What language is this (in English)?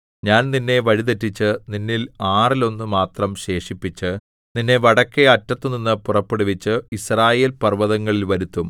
Malayalam